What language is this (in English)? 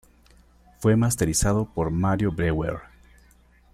Spanish